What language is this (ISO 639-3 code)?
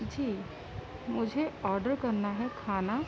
urd